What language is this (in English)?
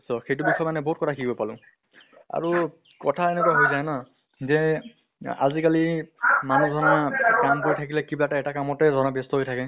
Assamese